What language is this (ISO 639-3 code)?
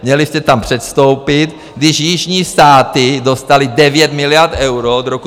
ces